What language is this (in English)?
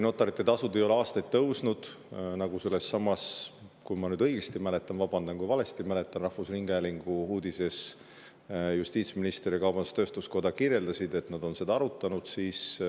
Estonian